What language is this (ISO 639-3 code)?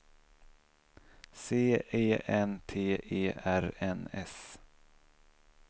swe